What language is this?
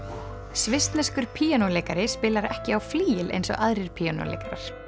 Icelandic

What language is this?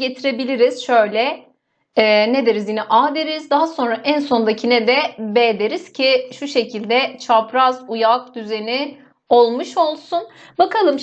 Turkish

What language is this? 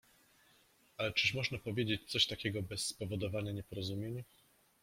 Polish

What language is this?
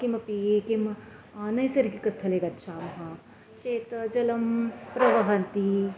Sanskrit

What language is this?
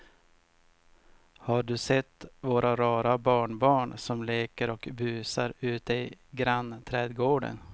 Swedish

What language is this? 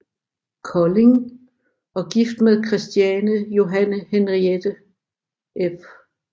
Danish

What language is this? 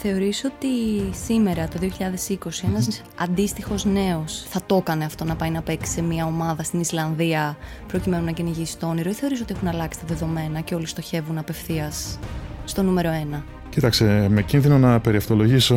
Greek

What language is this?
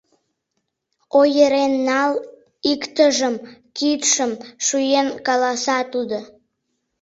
Mari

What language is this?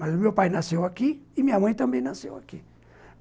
Portuguese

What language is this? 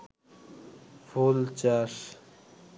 Bangla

